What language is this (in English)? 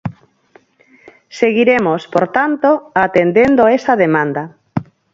Galician